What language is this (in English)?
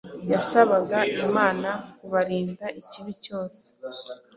Kinyarwanda